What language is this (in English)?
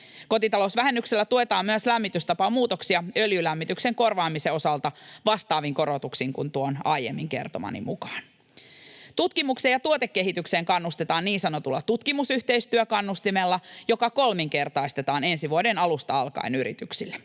Finnish